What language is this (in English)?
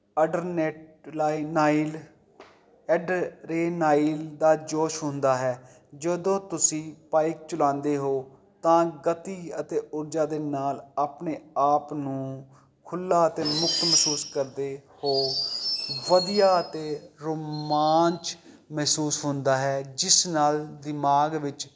Punjabi